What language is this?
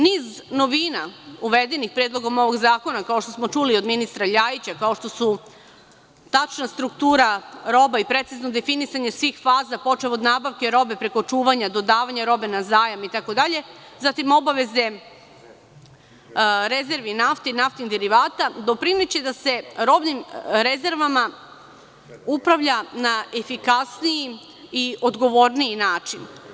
Serbian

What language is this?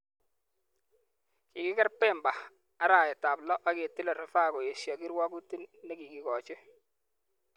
Kalenjin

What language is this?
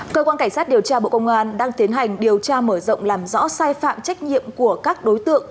Vietnamese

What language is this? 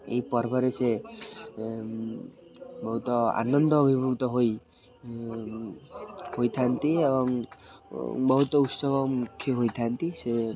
Odia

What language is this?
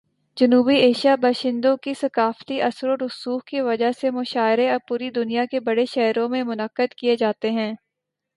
Urdu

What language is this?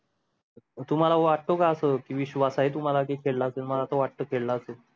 Marathi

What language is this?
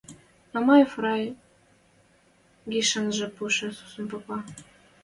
Western Mari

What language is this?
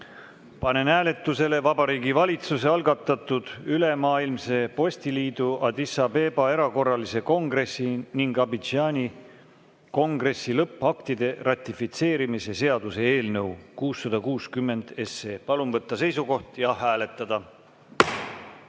Estonian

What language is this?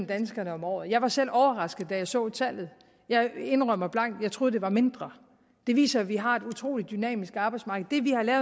Danish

